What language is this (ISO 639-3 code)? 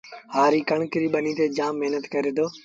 sbn